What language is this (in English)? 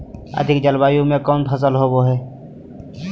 Magahi